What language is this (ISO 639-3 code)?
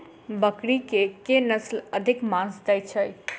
mai